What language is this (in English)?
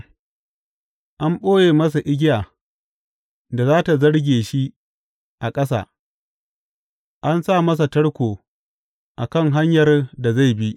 Hausa